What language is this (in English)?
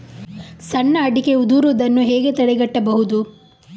Kannada